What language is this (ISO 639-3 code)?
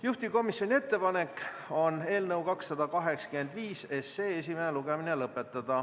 est